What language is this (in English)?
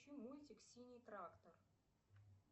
Russian